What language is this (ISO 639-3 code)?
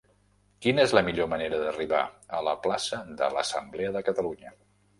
cat